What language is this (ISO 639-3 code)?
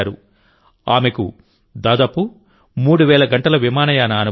tel